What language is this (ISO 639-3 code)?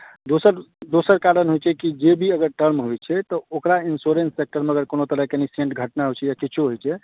mai